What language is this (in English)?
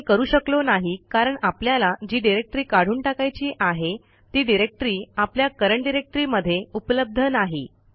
Marathi